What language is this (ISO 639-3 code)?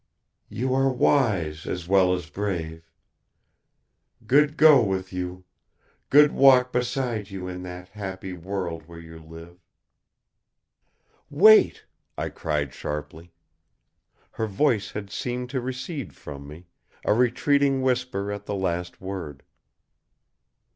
eng